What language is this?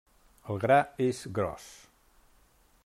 Catalan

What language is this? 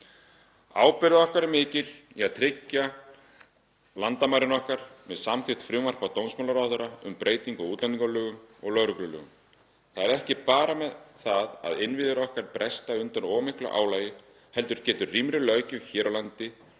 Icelandic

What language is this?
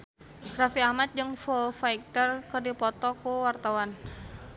Sundanese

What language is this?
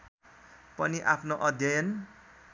Nepali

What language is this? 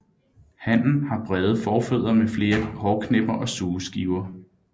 Danish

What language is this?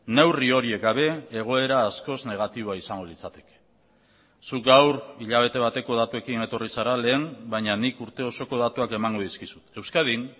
Basque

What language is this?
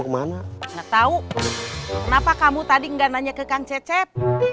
Indonesian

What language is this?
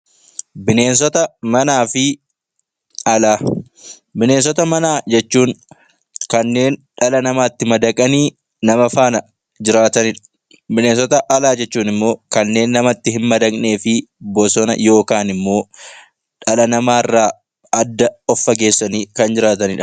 Oromo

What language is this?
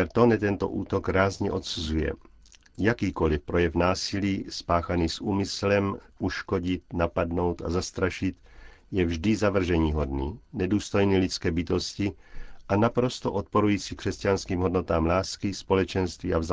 Czech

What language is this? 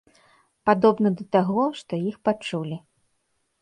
Belarusian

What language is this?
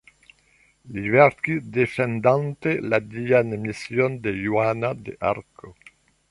Esperanto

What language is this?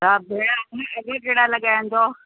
Sindhi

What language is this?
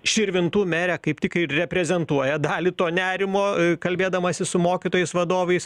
Lithuanian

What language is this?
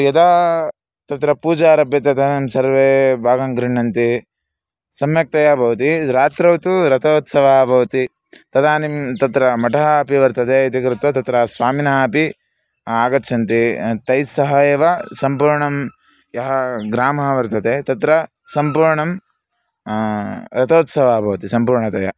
Sanskrit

